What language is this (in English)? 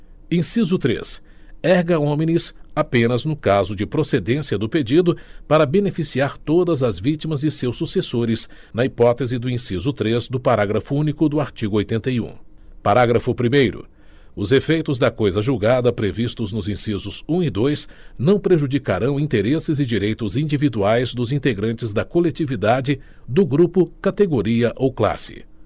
Portuguese